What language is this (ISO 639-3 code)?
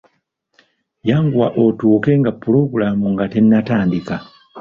lug